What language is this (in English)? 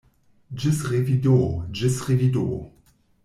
Esperanto